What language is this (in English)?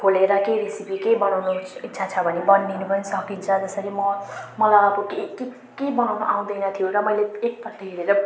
Nepali